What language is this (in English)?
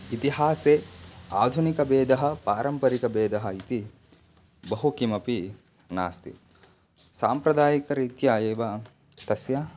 Sanskrit